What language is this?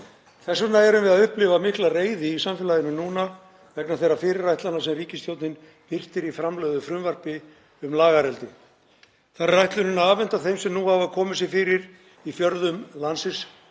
Icelandic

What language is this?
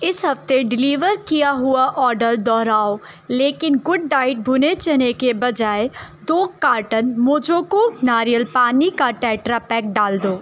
Urdu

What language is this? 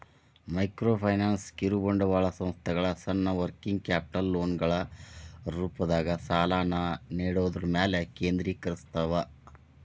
Kannada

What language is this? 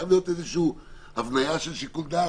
Hebrew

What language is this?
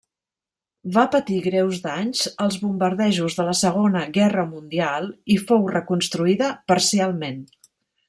Catalan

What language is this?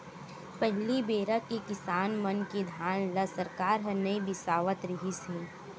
Chhattisgarhi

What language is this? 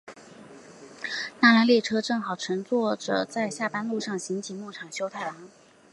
Chinese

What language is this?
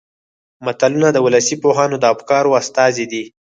Pashto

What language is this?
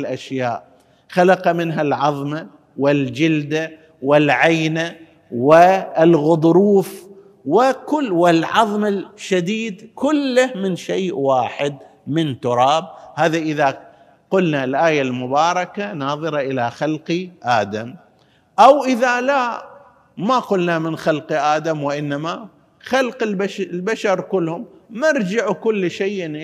Arabic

